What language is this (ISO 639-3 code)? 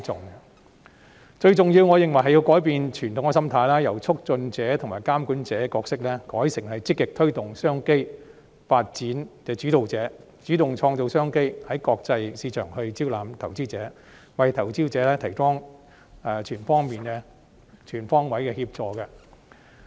yue